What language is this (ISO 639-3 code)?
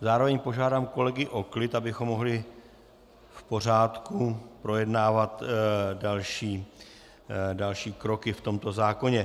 ces